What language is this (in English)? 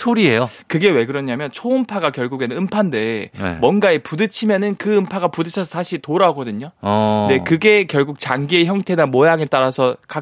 Korean